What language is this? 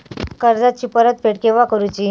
Marathi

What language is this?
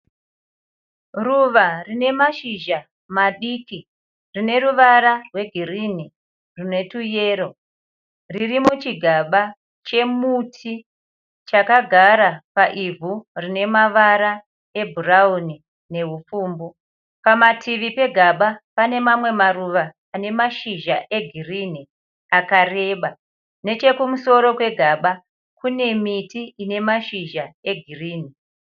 Shona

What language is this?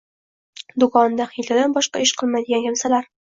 Uzbek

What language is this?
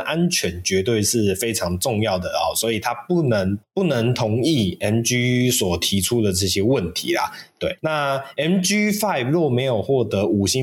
Chinese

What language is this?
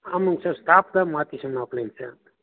Tamil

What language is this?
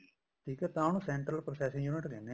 Punjabi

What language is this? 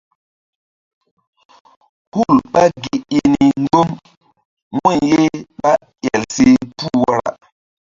Mbum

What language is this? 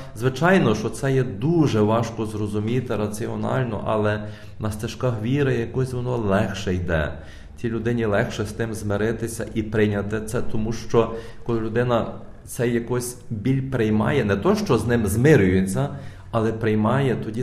Ukrainian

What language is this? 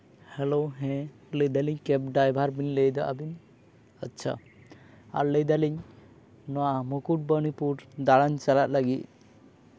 Santali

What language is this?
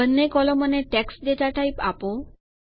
Gujarati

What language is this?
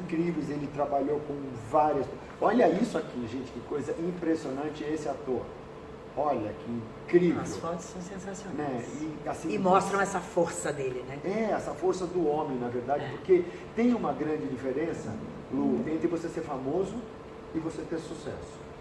Portuguese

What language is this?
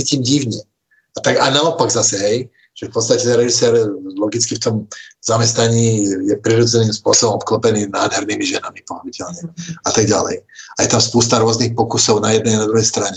Czech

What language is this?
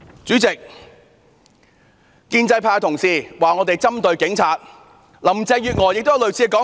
Cantonese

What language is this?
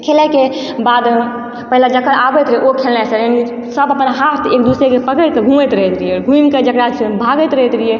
Maithili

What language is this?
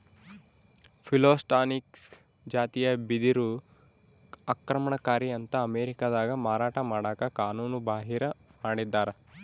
Kannada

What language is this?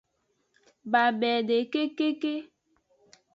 Aja (Benin)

